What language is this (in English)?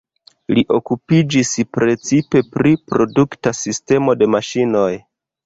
Esperanto